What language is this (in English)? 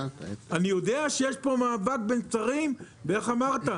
Hebrew